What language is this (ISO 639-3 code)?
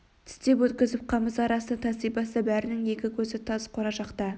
kaz